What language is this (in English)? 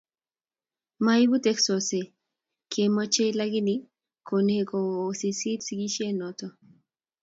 Kalenjin